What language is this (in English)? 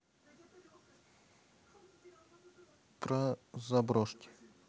Russian